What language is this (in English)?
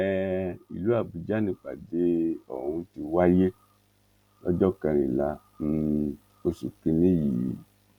Yoruba